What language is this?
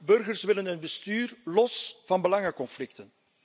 Dutch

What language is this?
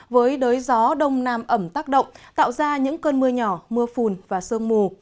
Vietnamese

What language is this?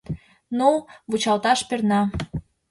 Mari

